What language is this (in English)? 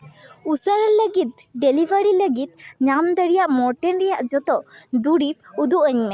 Santali